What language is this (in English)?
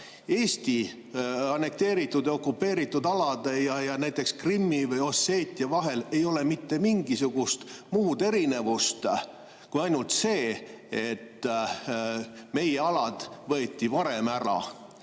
Estonian